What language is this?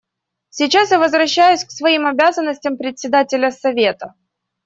Russian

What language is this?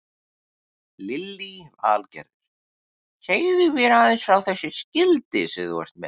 Icelandic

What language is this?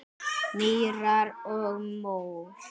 Icelandic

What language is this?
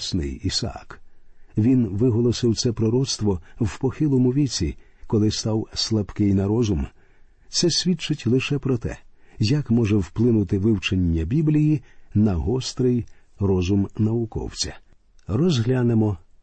Ukrainian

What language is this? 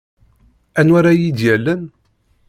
Kabyle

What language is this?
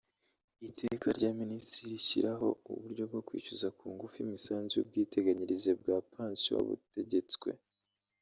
Kinyarwanda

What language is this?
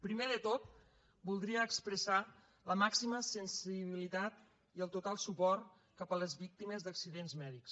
Catalan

